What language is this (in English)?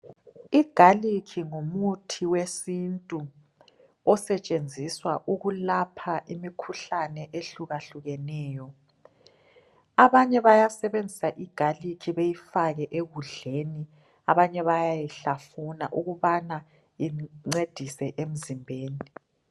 North Ndebele